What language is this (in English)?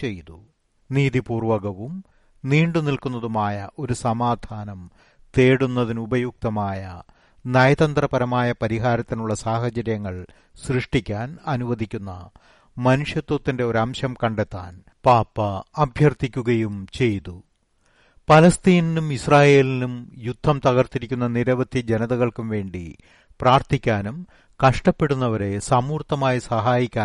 Malayalam